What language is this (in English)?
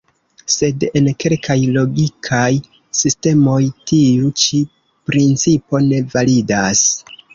Esperanto